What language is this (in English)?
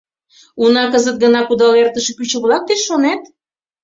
Mari